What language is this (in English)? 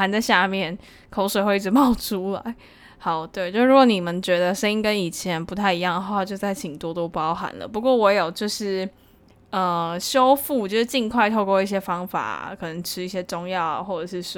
Chinese